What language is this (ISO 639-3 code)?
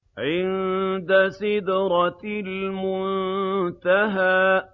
ara